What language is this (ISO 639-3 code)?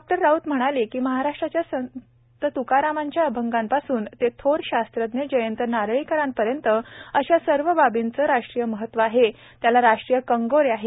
mar